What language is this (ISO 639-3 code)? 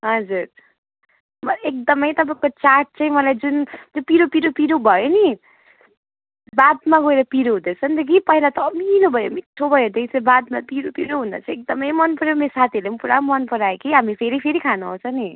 nep